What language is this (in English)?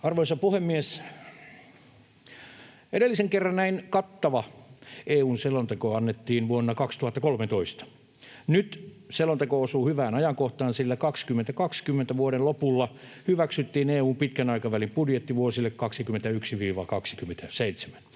Finnish